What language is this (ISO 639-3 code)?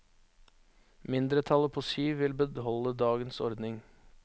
nor